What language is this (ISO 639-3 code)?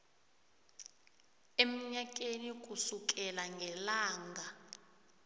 nbl